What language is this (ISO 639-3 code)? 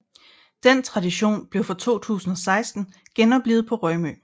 dan